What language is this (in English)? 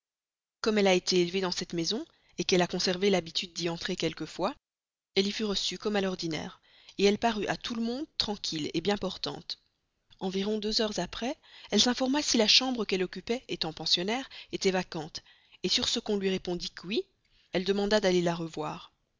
French